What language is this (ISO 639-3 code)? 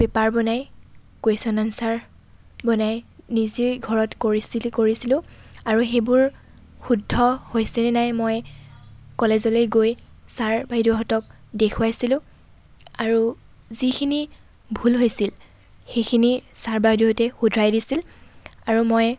asm